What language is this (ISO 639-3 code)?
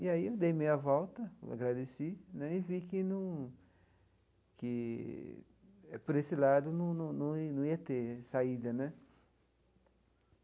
por